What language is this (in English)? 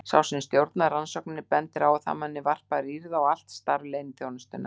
Icelandic